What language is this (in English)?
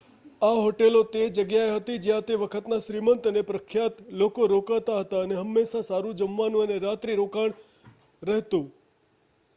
Gujarati